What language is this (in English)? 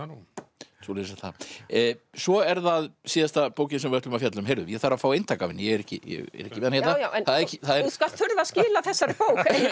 Icelandic